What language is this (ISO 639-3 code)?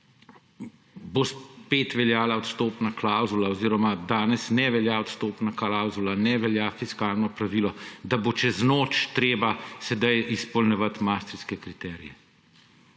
slv